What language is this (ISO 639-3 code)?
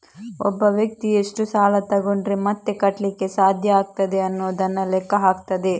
kan